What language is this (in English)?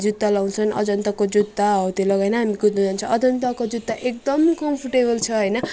Nepali